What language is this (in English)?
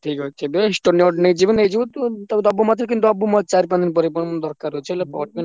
Odia